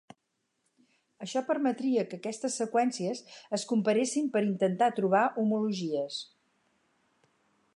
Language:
Catalan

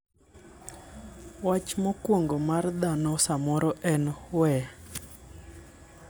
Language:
Luo (Kenya and Tanzania)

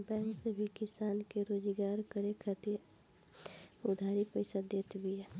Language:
Bhojpuri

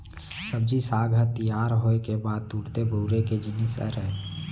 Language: Chhattisgarhi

